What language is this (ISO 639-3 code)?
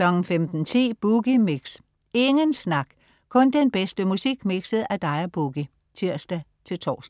dan